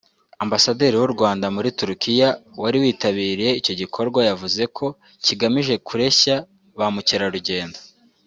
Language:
Kinyarwanda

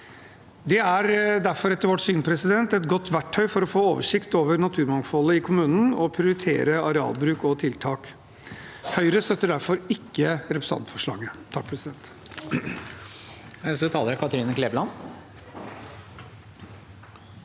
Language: Norwegian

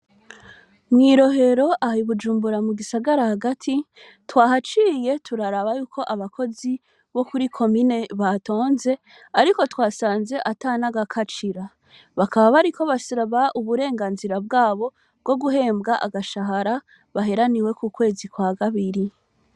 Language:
Rundi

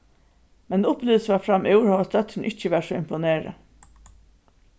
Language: Faroese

